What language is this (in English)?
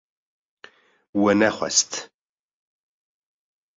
Kurdish